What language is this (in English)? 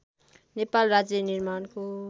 Nepali